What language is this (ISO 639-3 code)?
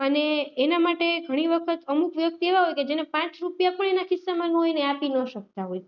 guj